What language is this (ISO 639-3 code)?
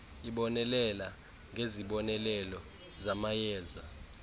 xho